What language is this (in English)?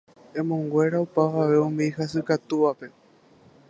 Guarani